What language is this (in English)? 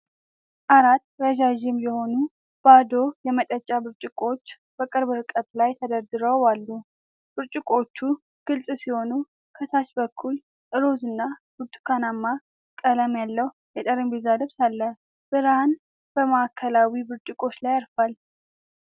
Amharic